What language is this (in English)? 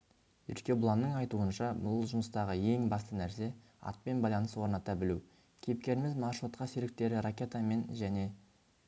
Kazakh